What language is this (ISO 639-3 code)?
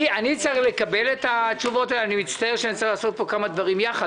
heb